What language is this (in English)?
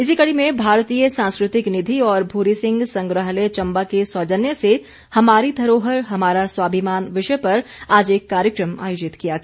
Hindi